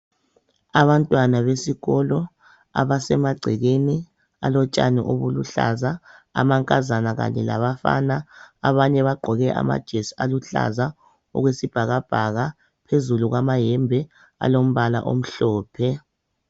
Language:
North Ndebele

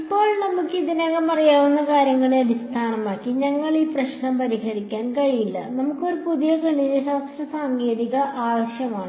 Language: Malayalam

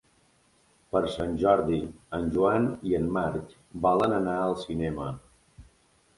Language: Catalan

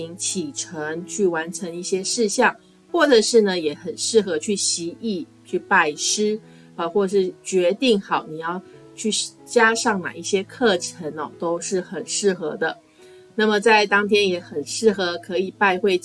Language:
Chinese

